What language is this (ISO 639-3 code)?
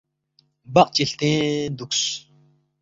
bft